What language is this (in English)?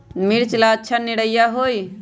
Magahi